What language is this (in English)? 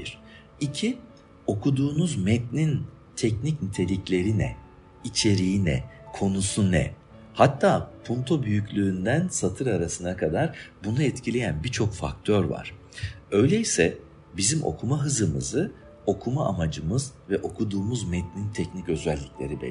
Turkish